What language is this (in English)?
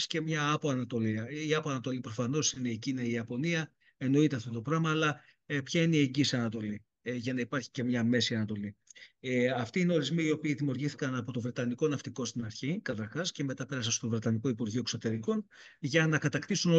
Greek